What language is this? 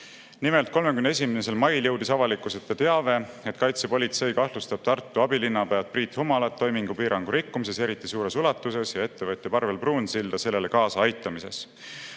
Estonian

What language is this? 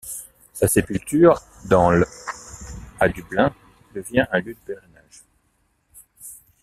French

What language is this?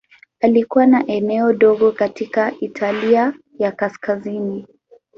Swahili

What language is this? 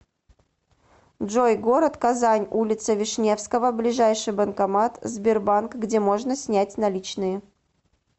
Russian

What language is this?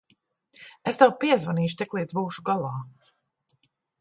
Latvian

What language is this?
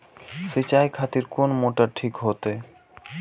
Maithili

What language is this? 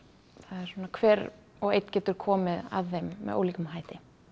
Icelandic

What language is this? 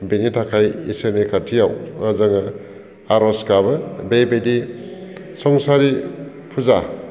Bodo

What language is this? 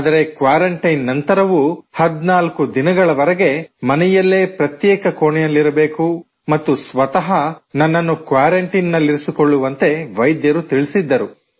Kannada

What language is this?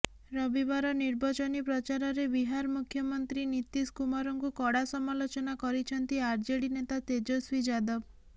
Odia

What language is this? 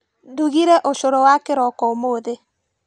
Kikuyu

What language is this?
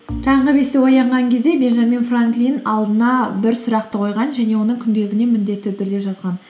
Kazakh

